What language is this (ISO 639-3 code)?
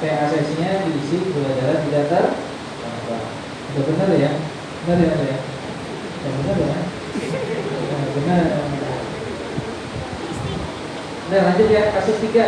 ind